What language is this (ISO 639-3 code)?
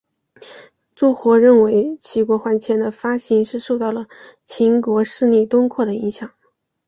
zho